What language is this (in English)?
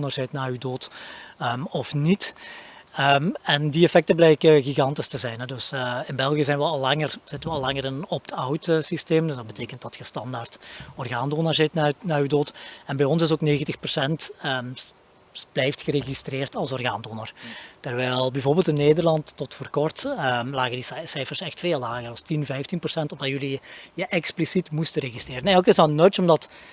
Dutch